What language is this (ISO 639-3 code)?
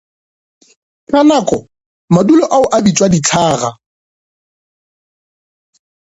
nso